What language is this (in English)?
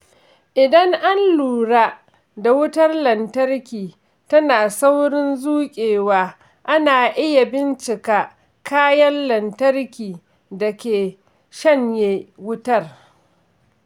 Hausa